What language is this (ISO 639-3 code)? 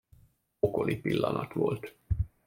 hun